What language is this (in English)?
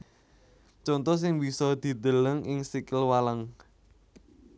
Javanese